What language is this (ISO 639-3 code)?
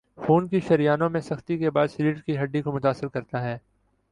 urd